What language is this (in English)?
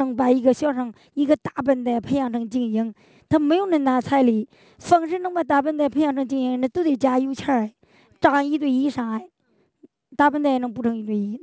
Chinese